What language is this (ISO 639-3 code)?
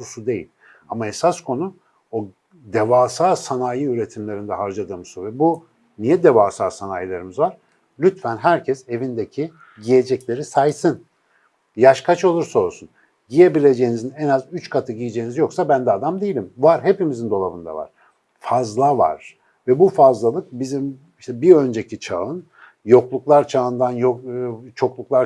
tur